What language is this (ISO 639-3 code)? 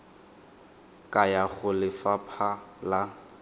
tsn